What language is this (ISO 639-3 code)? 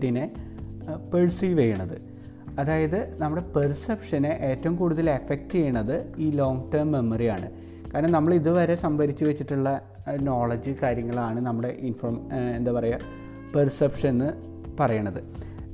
mal